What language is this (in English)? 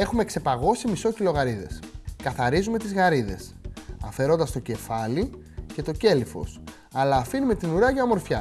Greek